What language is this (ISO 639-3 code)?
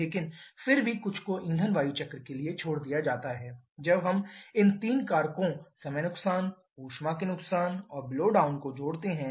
hin